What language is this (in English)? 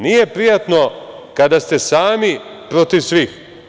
Serbian